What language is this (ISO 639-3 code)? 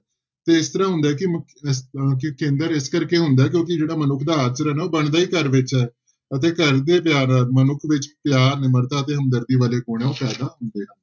pan